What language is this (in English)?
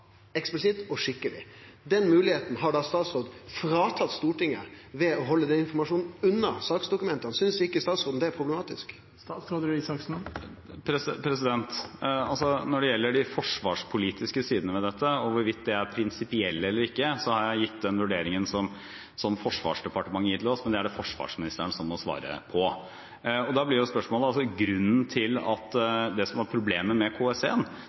Norwegian